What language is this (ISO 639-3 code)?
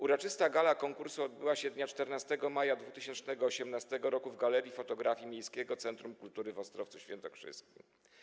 pol